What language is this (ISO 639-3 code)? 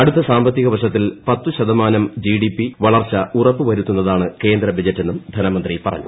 mal